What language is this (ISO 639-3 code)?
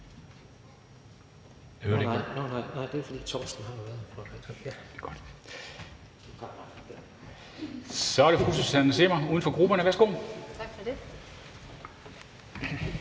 dan